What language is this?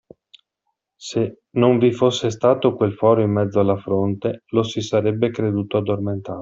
Italian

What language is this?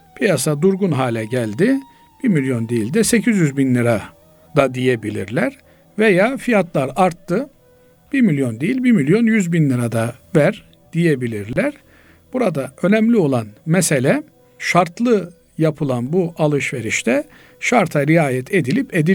Turkish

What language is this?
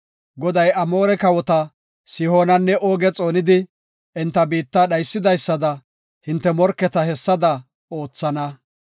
Gofa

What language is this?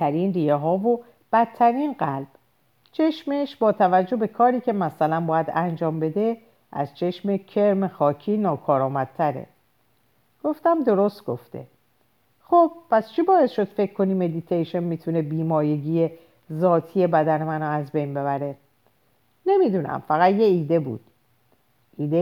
Persian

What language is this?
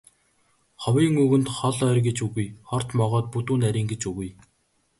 Mongolian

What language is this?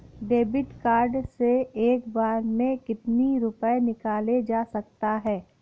Hindi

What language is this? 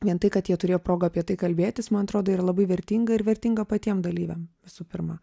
Lithuanian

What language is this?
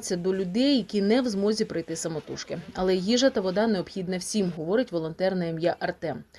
Ukrainian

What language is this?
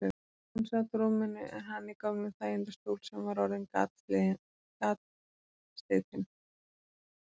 Icelandic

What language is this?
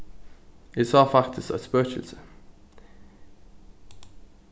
Faroese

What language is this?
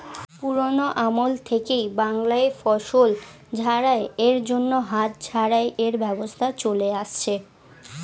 Bangla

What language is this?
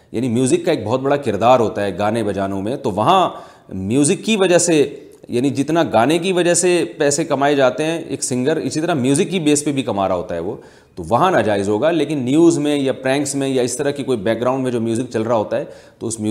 Urdu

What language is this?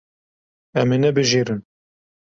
Kurdish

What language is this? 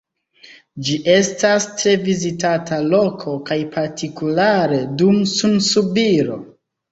Esperanto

